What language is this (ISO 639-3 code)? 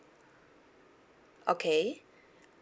eng